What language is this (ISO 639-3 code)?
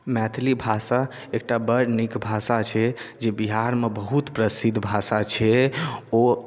mai